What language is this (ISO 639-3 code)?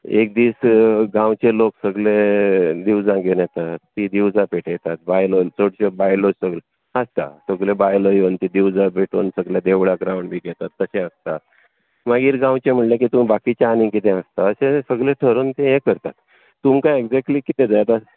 kok